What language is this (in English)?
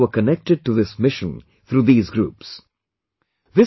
English